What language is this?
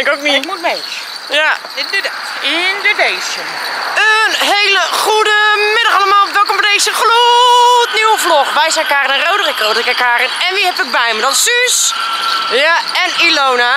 Dutch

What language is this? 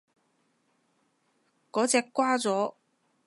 Cantonese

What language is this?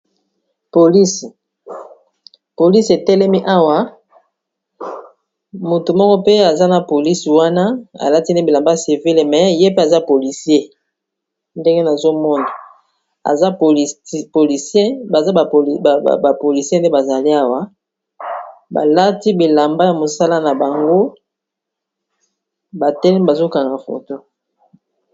Lingala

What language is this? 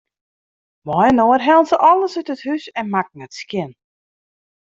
Western Frisian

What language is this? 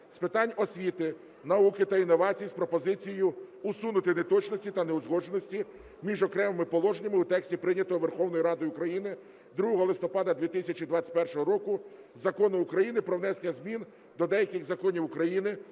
Ukrainian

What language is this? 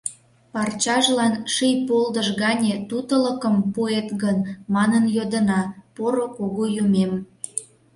Mari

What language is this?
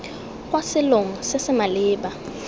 Tswana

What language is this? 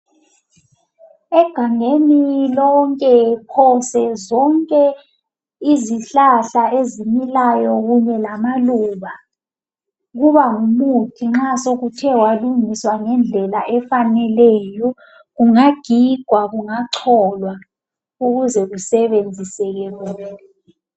North Ndebele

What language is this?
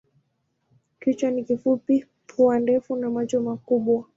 Swahili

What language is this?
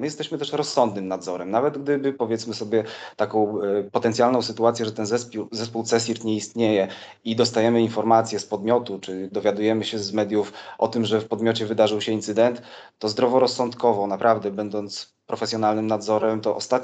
Polish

